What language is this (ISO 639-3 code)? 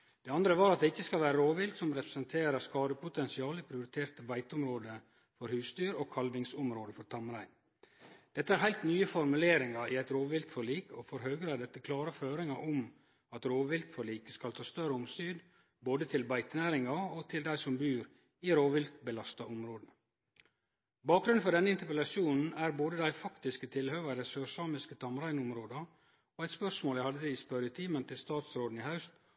nno